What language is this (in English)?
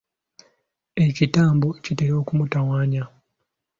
Ganda